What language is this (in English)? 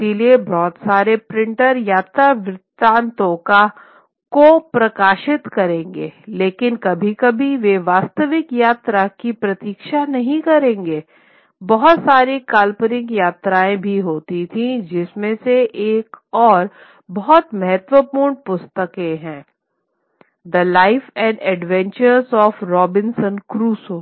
Hindi